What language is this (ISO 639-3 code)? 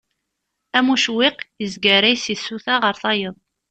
kab